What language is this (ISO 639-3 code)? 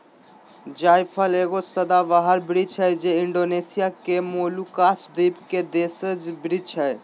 mag